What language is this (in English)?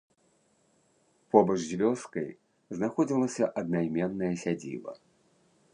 Belarusian